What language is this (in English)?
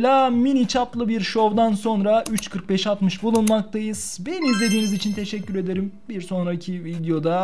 Turkish